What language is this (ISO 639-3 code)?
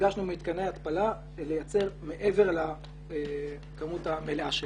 heb